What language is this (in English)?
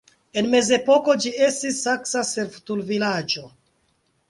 Esperanto